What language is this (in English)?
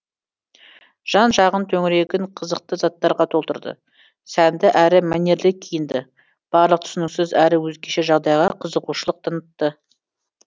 Kazakh